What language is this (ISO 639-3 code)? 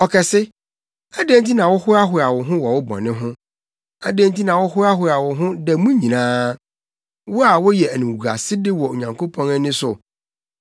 aka